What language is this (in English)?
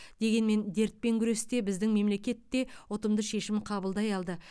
Kazakh